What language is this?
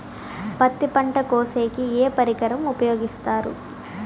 Telugu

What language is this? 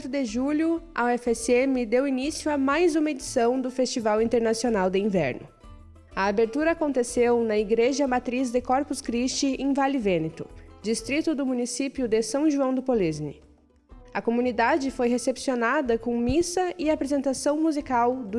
Portuguese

